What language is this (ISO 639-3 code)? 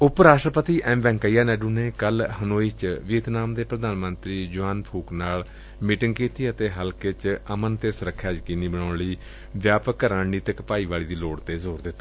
pan